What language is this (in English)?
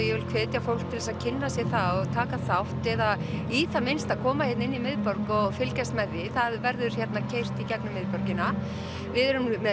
Icelandic